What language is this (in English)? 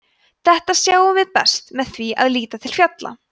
Icelandic